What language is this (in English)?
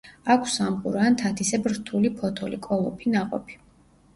Georgian